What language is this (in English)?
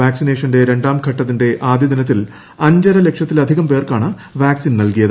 Malayalam